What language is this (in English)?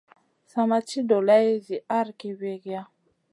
Masana